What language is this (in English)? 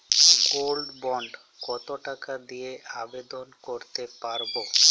Bangla